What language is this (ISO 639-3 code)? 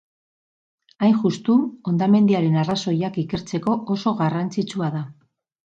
eus